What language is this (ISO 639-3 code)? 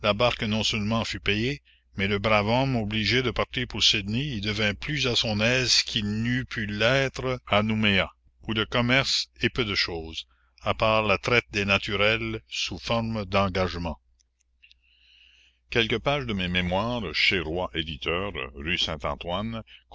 fra